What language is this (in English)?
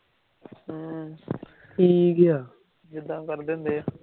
Punjabi